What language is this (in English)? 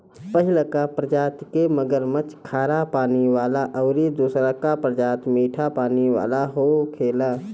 Bhojpuri